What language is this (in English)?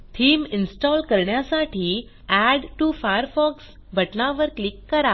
Marathi